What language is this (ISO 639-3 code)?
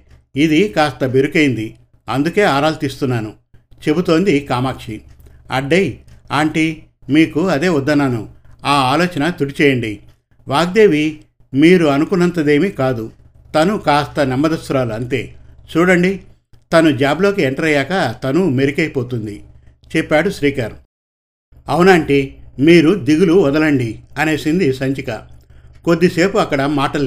tel